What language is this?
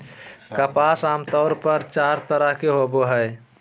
Magahi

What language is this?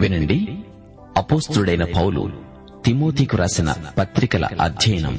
Telugu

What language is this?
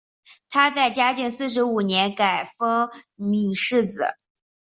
Chinese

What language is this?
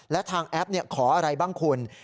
Thai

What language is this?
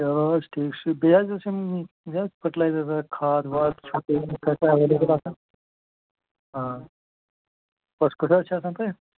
Kashmiri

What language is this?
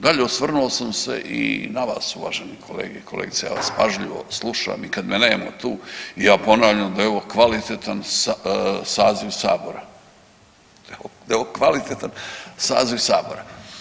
Croatian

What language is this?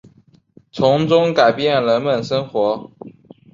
Chinese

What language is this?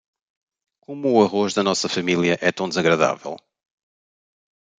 Portuguese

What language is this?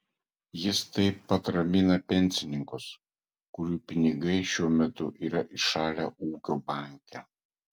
Lithuanian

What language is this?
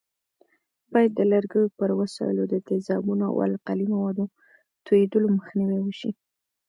Pashto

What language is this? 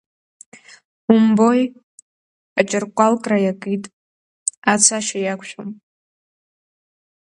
Abkhazian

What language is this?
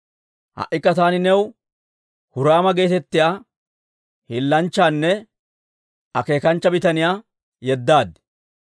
Dawro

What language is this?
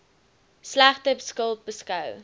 Afrikaans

